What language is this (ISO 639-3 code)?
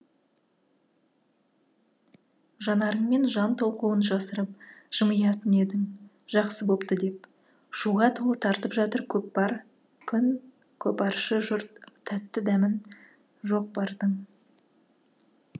kaz